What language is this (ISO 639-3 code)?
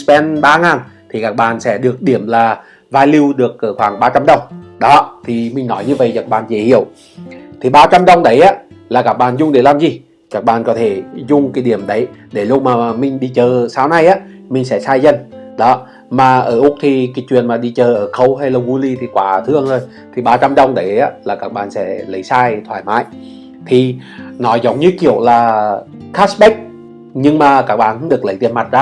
vie